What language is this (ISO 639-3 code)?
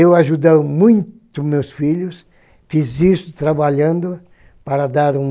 por